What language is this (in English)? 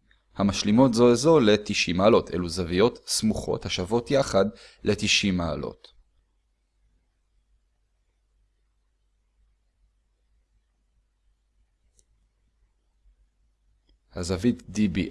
Hebrew